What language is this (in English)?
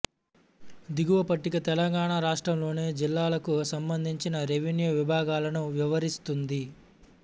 Telugu